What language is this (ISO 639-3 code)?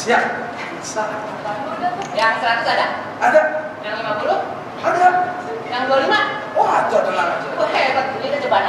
ind